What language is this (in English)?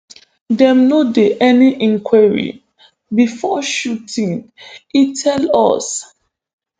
Nigerian Pidgin